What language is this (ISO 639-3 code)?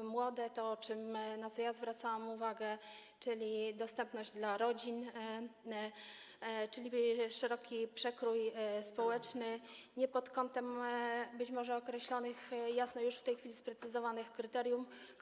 pol